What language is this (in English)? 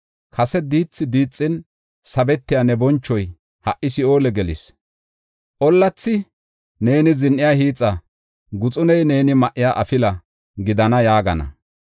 Gofa